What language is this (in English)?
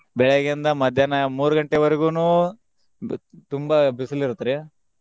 Kannada